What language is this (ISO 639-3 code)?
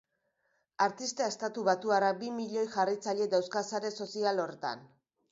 eus